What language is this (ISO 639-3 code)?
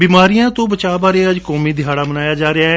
pan